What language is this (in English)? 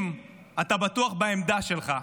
Hebrew